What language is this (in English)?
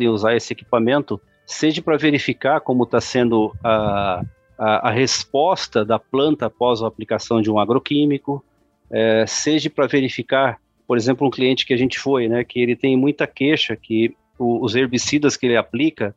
Portuguese